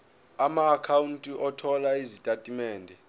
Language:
Zulu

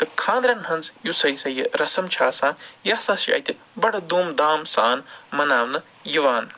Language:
Kashmiri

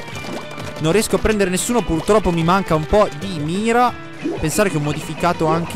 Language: Italian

